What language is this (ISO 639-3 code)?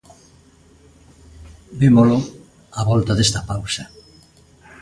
glg